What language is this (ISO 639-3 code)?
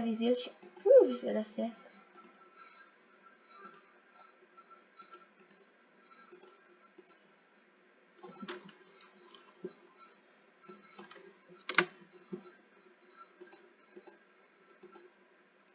por